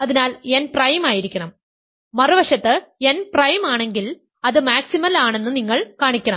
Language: Malayalam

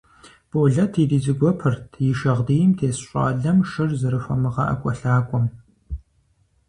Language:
Kabardian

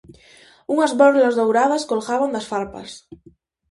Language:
Galician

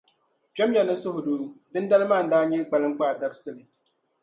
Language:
Dagbani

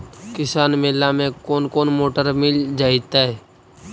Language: Magahi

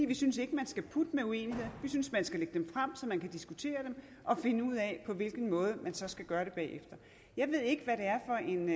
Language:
Danish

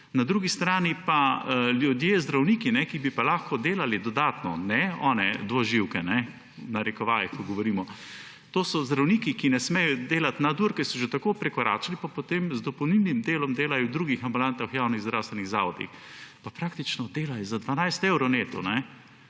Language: Slovenian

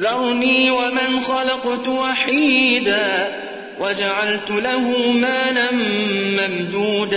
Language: Arabic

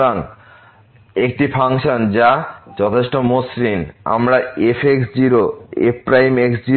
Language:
Bangla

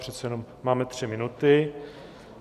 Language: Czech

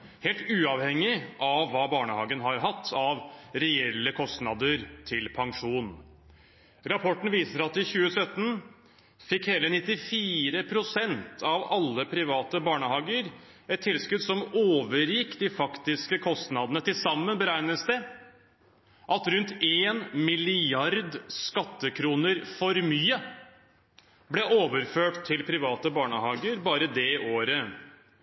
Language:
Norwegian Bokmål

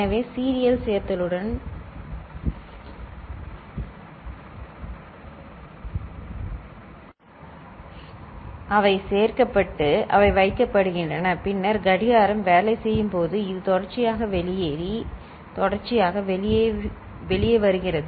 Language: Tamil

